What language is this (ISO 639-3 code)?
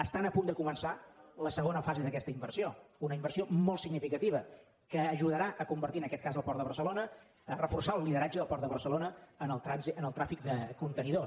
cat